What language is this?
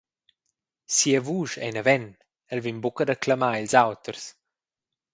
Romansh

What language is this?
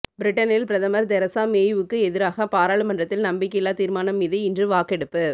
Tamil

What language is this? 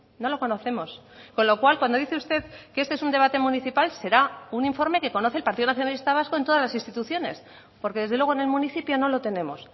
Spanish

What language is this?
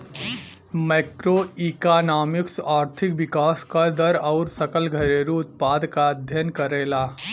Bhojpuri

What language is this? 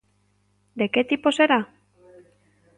Galician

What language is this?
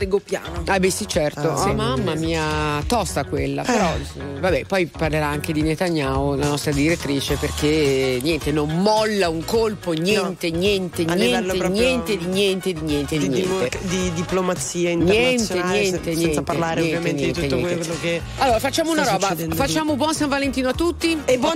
Italian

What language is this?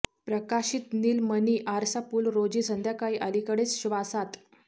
Marathi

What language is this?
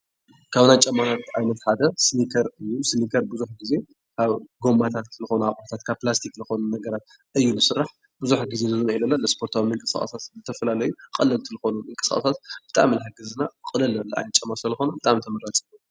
Tigrinya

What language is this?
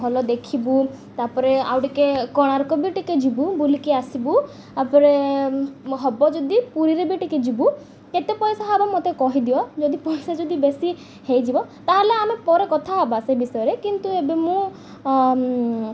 Odia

